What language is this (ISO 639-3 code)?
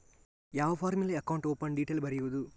kan